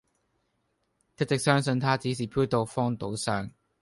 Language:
Cantonese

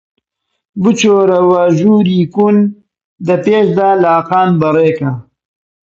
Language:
Central Kurdish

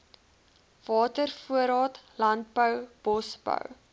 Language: Afrikaans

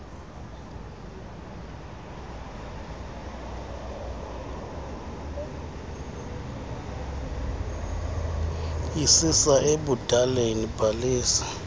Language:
Xhosa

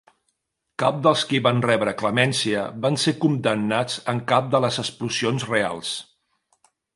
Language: Catalan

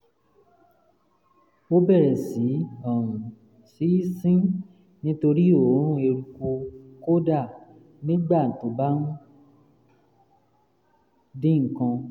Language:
Yoruba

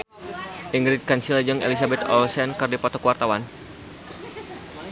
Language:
Sundanese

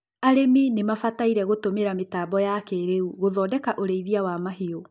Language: Kikuyu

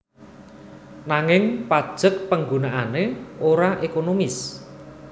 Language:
Javanese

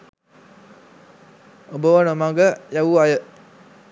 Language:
Sinhala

